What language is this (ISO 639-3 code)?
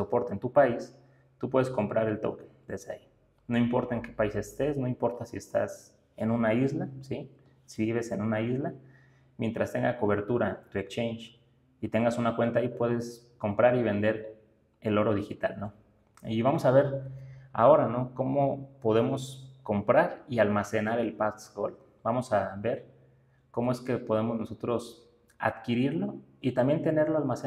spa